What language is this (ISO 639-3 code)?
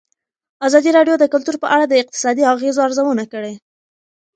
pus